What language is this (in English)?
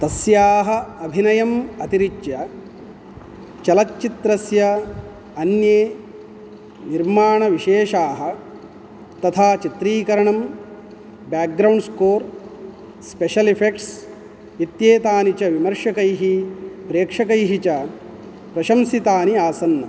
Sanskrit